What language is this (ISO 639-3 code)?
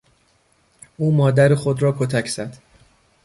fas